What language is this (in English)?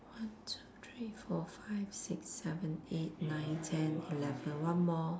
English